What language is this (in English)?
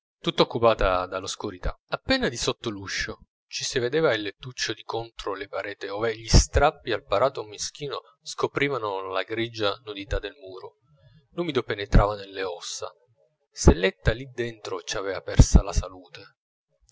Italian